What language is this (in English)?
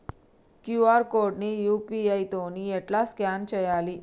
Telugu